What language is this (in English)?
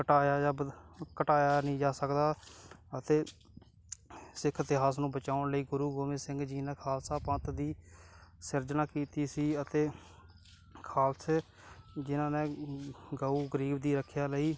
Punjabi